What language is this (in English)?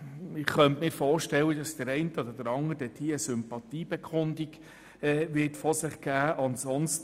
Swiss German